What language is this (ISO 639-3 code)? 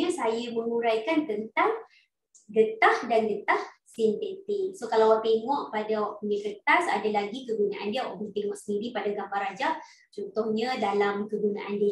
msa